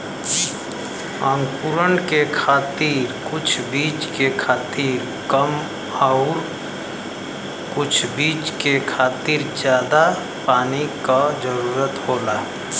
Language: Bhojpuri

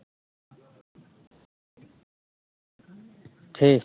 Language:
Santali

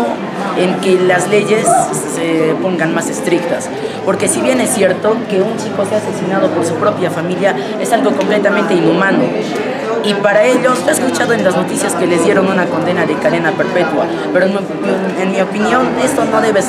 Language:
Spanish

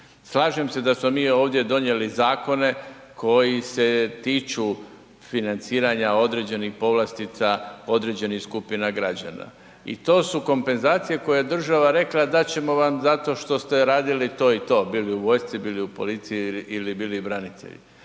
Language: Croatian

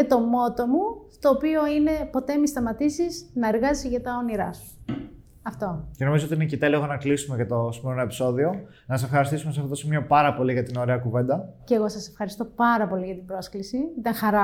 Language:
Greek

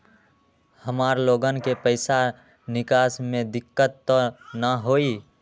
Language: Magahi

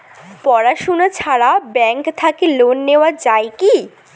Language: Bangla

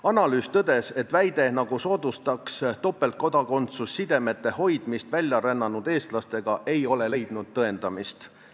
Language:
Estonian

